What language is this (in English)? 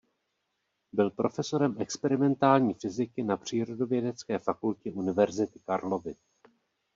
Czech